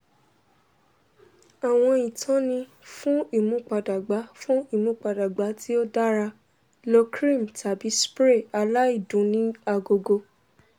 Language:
Yoruba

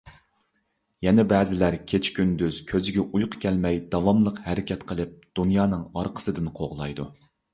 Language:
Uyghur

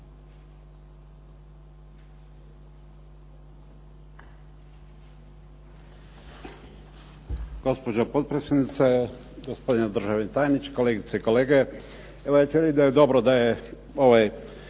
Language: Croatian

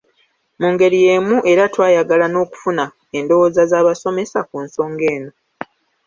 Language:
Ganda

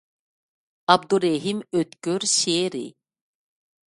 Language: Uyghur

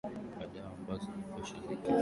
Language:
Swahili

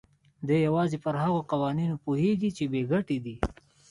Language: Pashto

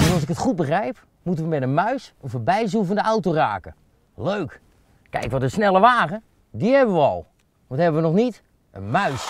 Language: Dutch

